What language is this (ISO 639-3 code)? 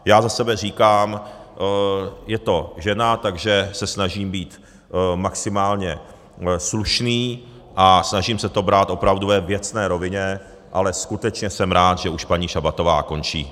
ces